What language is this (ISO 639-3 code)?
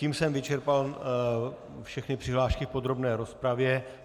ces